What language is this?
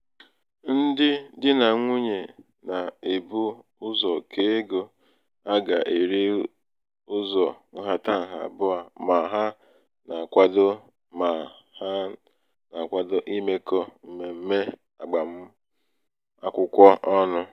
Igbo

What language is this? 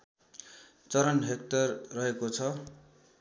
Nepali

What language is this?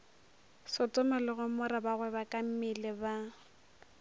Northern Sotho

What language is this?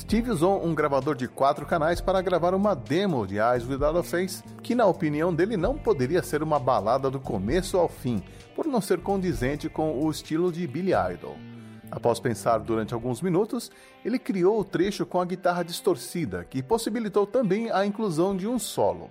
Portuguese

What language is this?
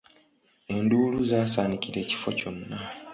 Ganda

